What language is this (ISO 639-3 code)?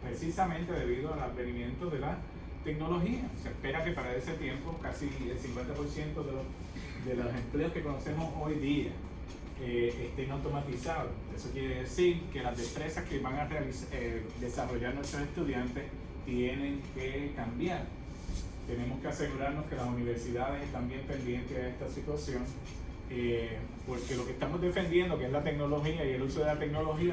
spa